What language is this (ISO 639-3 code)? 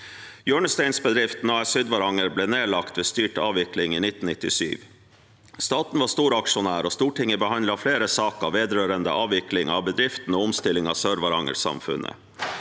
nor